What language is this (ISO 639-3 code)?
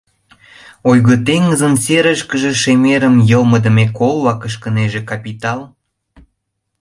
chm